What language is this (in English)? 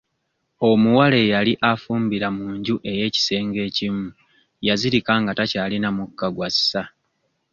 Ganda